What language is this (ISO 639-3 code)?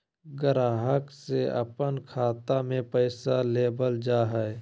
mag